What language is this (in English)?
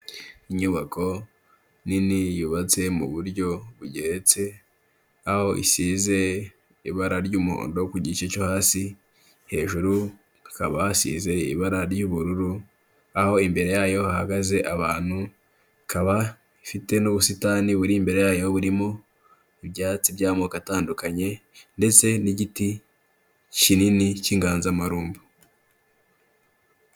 Kinyarwanda